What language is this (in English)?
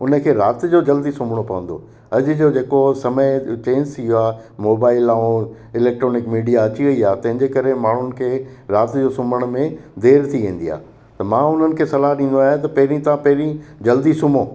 Sindhi